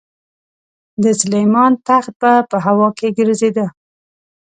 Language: Pashto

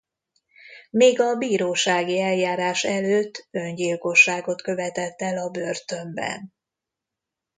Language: Hungarian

